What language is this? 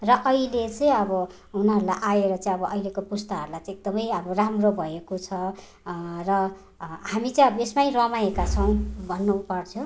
Nepali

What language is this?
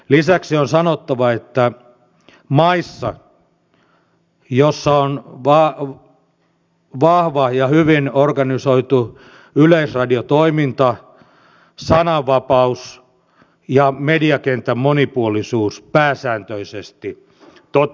Finnish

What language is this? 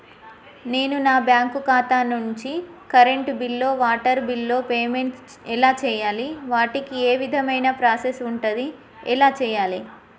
Telugu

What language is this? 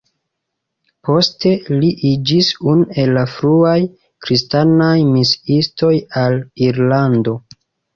Esperanto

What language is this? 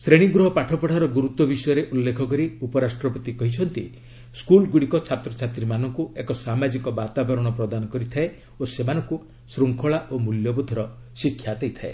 Odia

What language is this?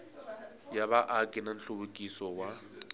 Tsonga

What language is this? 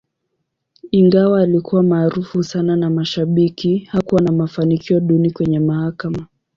Swahili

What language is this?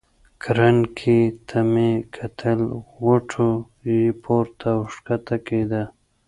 Pashto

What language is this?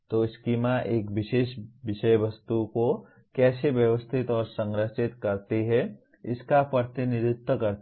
Hindi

